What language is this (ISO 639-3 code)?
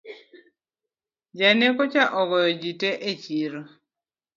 luo